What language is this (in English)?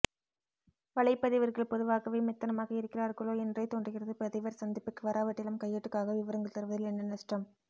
Tamil